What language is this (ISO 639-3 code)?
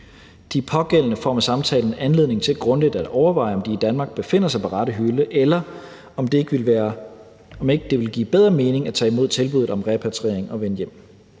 dan